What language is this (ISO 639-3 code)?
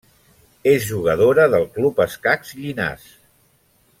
cat